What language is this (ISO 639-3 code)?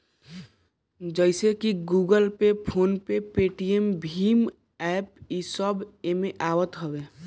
bho